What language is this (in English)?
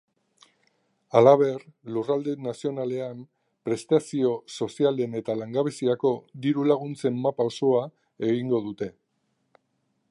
Basque